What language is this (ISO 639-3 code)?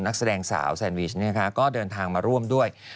tha